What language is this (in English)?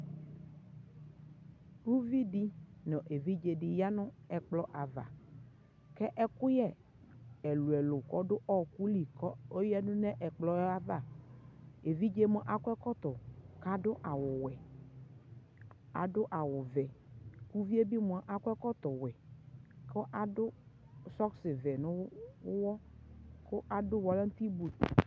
Ikposo